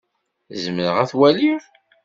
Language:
Kabyle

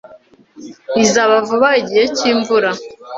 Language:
Kinyarwanda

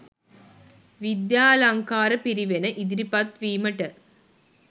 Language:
Sinhala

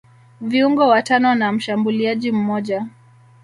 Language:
Swahili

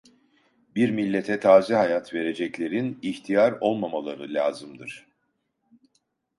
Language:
Turkish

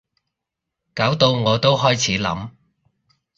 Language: Cantonese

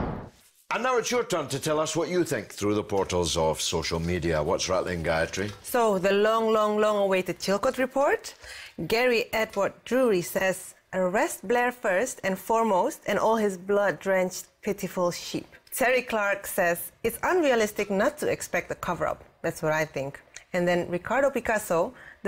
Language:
English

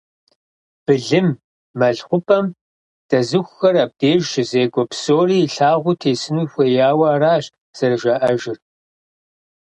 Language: Kabardian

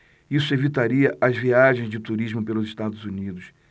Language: Portuguese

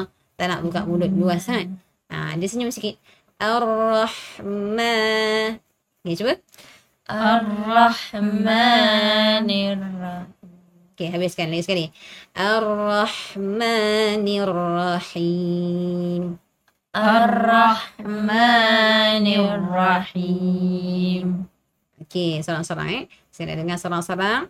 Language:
Malay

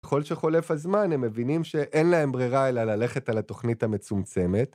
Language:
Hebrew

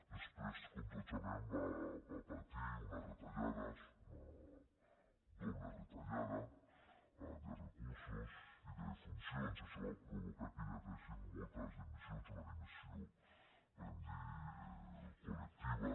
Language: Catalan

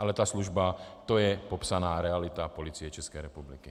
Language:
Czech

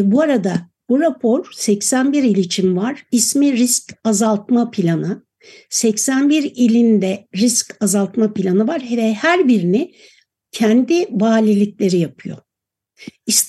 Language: Turkish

